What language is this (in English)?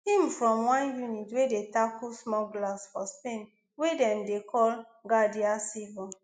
Nigerian Pidgin